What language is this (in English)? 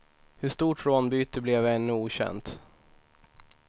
Swedish